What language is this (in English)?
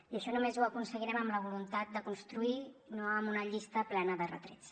Catalan